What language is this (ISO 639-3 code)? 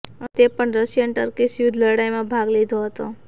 guj